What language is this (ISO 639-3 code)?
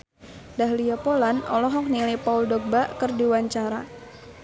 sun